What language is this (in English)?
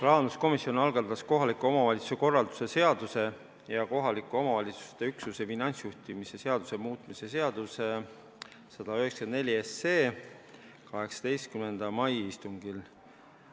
Estonian